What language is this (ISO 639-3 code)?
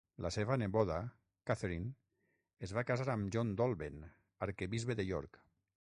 cat